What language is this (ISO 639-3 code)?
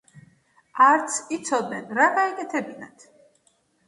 kat